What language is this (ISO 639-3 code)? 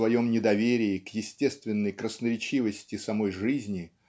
rus